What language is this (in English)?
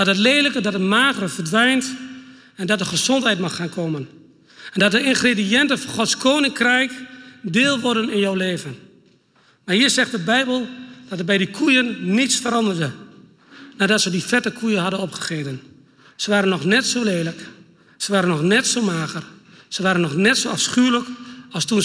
Dutch